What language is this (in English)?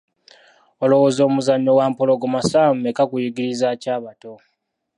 Ganda